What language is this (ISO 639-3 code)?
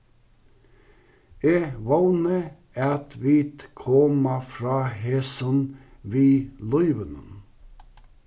fao